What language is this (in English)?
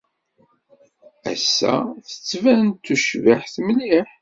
Kabyle